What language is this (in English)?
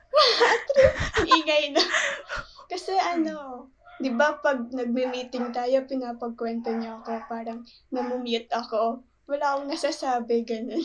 Filipino